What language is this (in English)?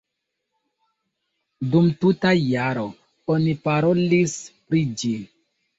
Esperanto